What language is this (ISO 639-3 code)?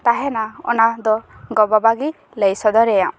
sat